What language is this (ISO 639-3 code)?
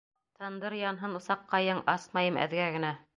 bak